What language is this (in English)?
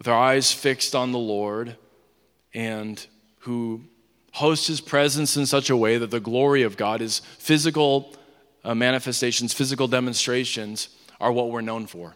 English